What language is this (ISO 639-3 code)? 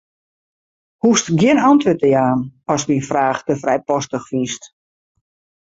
fry